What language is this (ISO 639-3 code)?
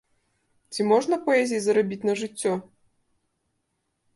bel